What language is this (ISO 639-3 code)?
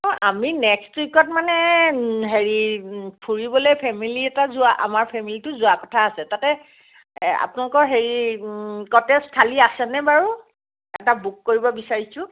asm